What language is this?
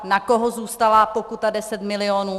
Czech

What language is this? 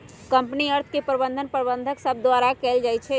Magahi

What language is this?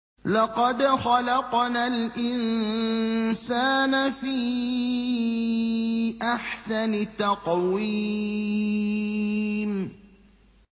Arabic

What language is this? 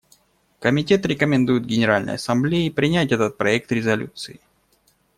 Russian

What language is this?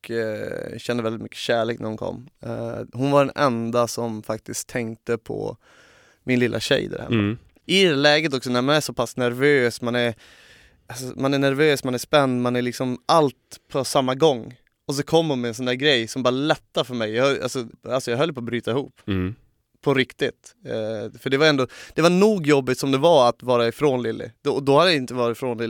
Swedish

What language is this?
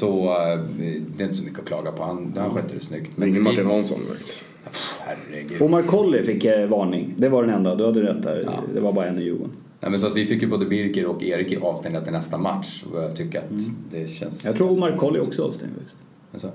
Swedish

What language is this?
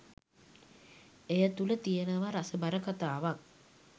Sinhala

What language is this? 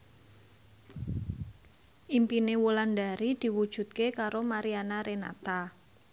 Javanese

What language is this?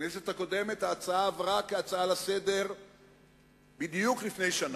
Hebrew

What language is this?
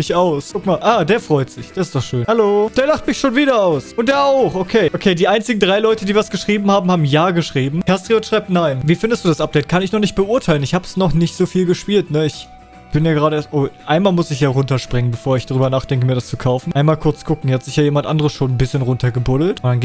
German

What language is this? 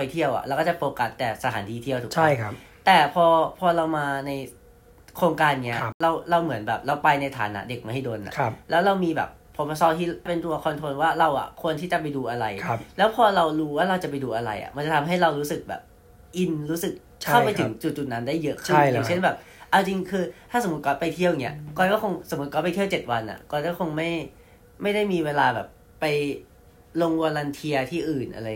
Thai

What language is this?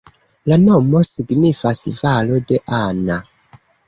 Esperanto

